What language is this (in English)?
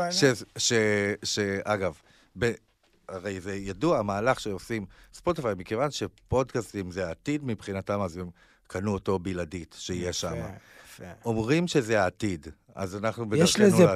Hebrew